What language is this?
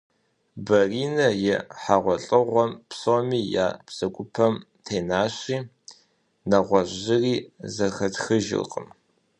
Kabardian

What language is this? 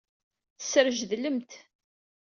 Kabyle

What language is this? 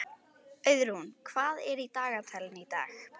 Icelandic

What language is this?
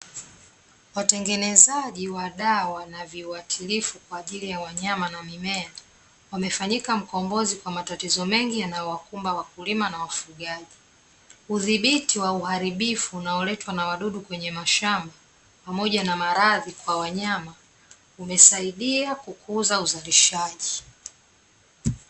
Swahili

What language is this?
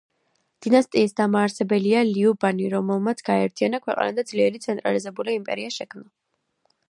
Georgian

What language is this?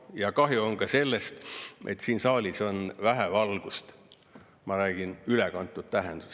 Estonian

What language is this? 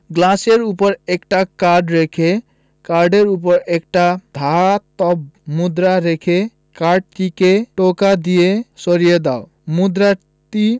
Bangla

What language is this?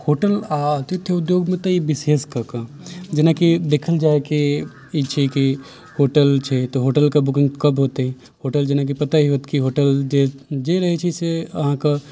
Maithili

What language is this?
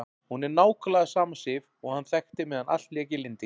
Icelandic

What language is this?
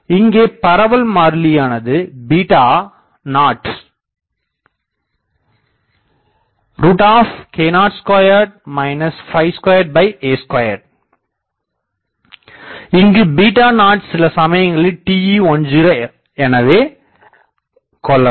Tamil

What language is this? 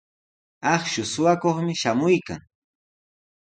Sihuas Ancash Quechua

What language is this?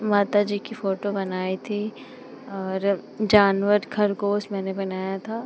Hindi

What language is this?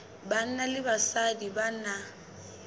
Southern Sotho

